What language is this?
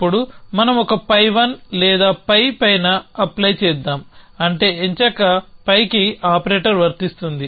Telugu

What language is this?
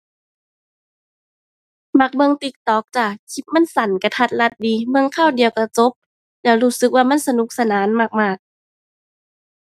Thai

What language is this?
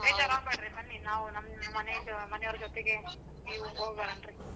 Kannada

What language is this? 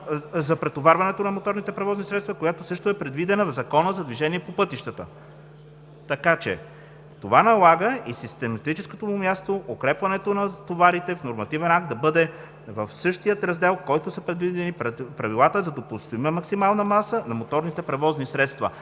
Bulgarian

